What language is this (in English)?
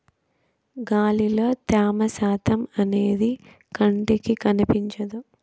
Telugu